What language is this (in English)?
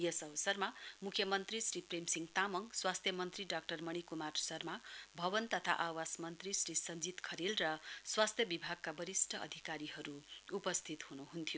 Nepali